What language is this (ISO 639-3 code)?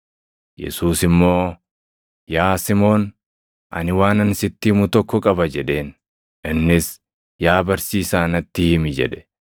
orm